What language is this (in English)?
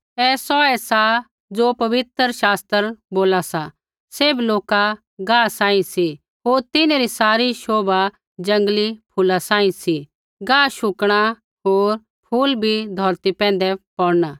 Kullu Pahari